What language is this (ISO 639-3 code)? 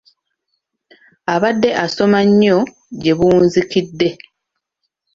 lug